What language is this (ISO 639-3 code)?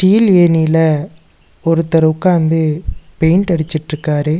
tam